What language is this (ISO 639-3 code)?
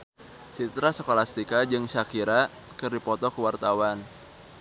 sun